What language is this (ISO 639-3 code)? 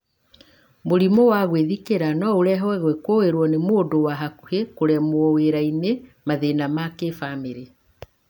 kik